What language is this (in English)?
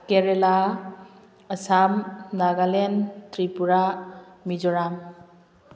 Manipuri